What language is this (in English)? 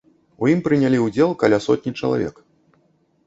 Belarusian